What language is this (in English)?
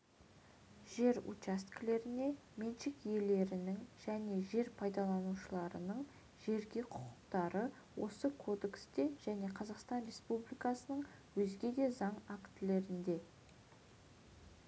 Kazakh